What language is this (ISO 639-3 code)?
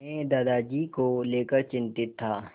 hin